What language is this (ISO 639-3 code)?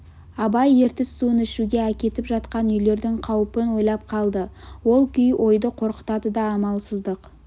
kaz